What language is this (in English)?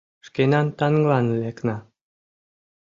Mari